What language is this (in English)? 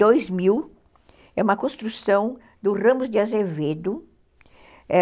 Portuguese